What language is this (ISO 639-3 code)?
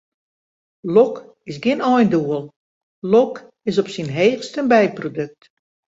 fry